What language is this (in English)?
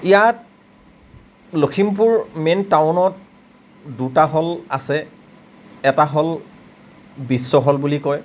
Assamese